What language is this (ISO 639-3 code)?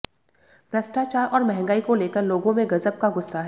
hin